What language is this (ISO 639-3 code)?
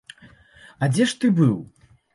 bel